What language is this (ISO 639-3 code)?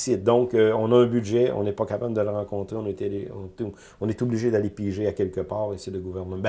fra